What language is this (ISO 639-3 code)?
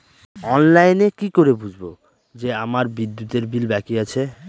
ben